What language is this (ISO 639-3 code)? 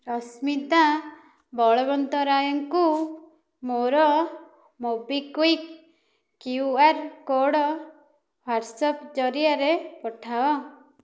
ori